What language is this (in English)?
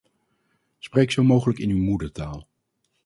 Dutch